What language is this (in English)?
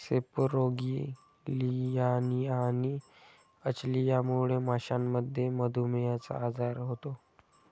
Marathi